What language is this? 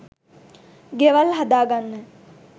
Sinhala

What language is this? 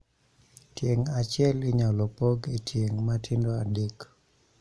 Luo (Kenya and Tanzania)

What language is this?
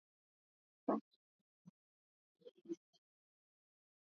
Swahili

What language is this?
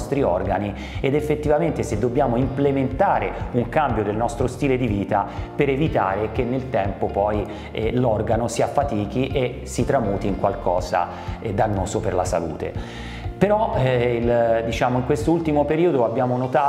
Italian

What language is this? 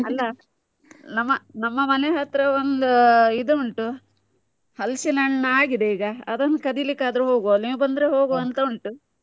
Kannada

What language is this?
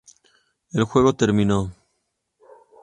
Spanish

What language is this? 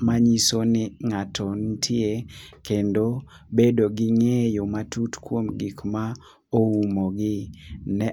Luo (Kenya and Tanzania)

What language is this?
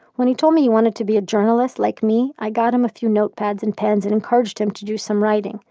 English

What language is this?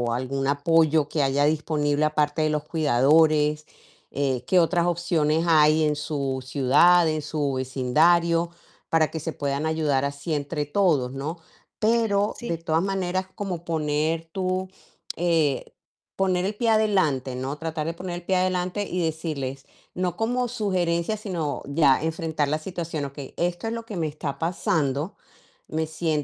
Spanish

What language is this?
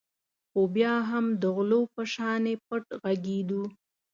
Pashto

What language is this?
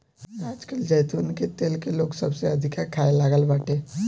Bhojpuri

